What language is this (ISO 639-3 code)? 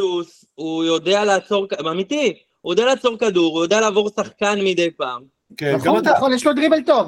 heb